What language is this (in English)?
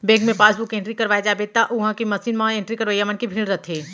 Chhattisgarhi